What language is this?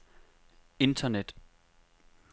Danish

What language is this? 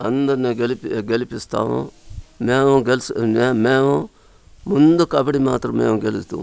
Telugu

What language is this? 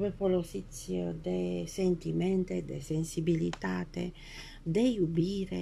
Romanian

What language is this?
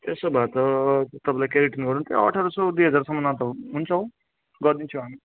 Nepali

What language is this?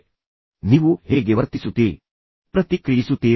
Kannada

